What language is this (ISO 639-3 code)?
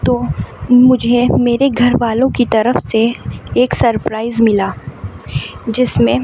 urd